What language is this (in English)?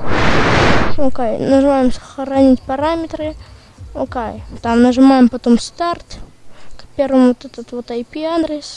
Russian